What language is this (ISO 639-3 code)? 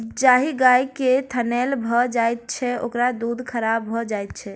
mai